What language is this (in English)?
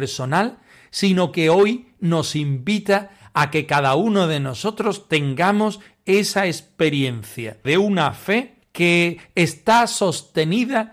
Spanish